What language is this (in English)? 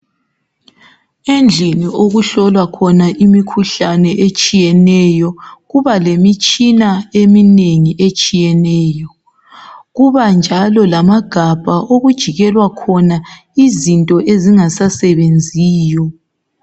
North Ndebele